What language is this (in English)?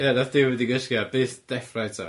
Welsh